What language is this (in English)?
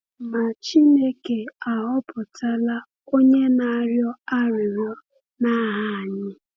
Igbo